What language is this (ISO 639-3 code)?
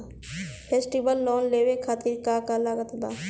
bho